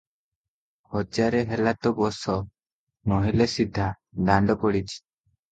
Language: Odia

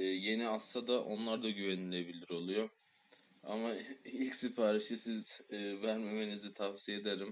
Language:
Turkish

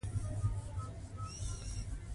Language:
Pashto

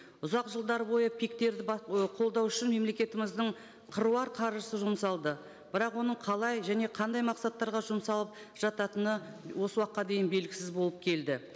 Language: Kazakh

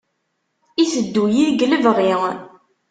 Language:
Kabyle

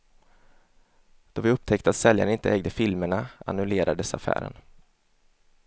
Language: Swedish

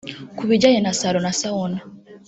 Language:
Kinyarwanda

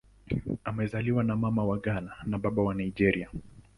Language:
Swahili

